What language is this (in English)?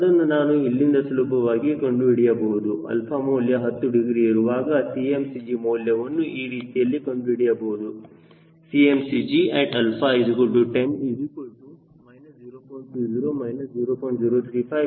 Kannada